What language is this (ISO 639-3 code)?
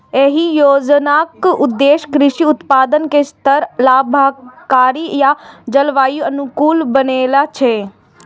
mai